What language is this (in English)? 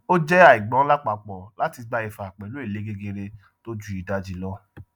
Yoruba